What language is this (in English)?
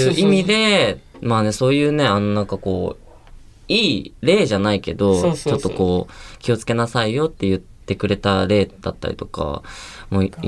Japanese